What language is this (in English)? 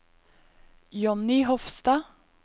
Norwegian